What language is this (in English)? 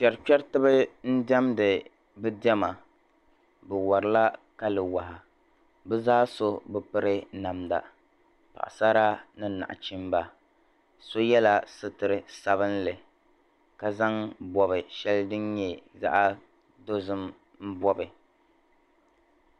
Dagbani